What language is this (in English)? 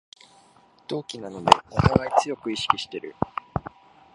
Japanese